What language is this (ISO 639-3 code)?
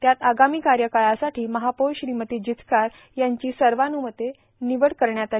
mar